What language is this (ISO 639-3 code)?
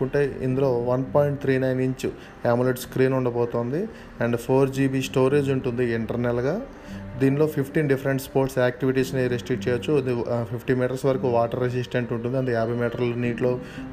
tel